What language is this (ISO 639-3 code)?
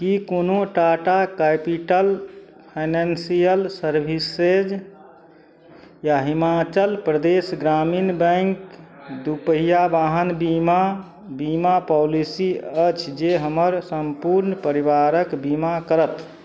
mai